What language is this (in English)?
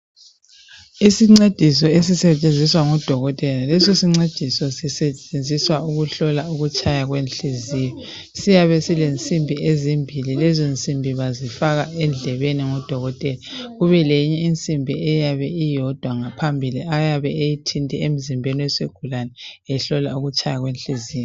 North Ndebele